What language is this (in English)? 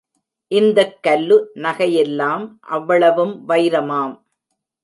Tamil